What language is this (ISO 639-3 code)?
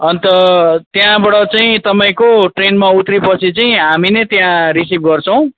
nep